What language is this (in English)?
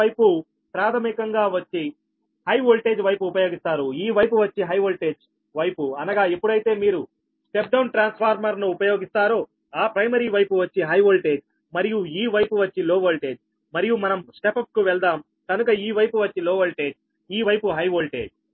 Telugu